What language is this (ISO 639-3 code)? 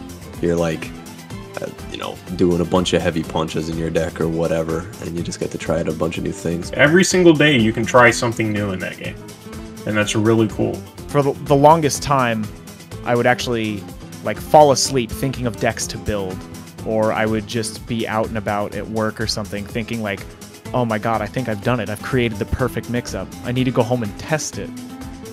eng